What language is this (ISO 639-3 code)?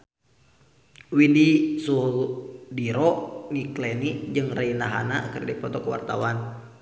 sun